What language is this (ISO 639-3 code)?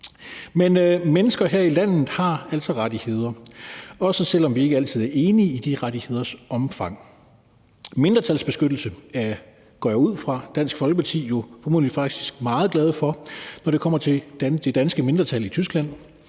dan